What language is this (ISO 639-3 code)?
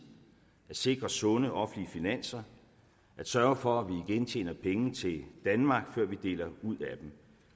dan